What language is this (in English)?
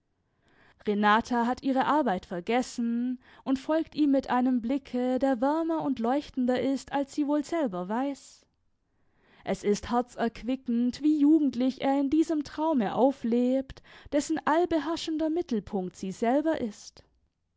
German